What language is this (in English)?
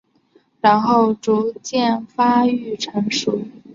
Chinese